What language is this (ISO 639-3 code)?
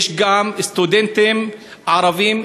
heb